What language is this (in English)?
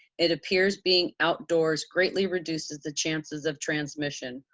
English